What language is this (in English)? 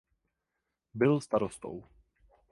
Czech